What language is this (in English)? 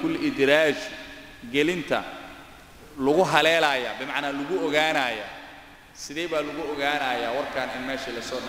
Arabic